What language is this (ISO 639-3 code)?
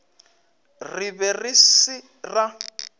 nso